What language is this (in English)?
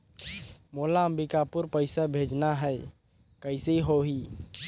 Chhattisgarhi